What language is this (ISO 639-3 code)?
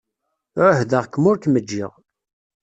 kab